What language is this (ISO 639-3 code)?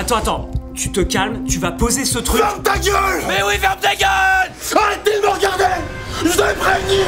fra